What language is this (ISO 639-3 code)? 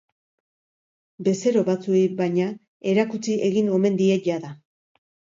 eus